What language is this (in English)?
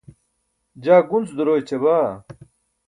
Burushaski